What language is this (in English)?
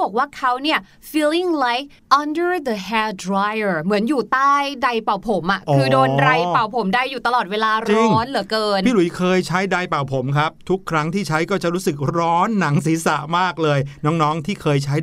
Thai